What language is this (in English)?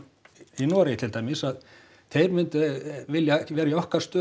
Icelandic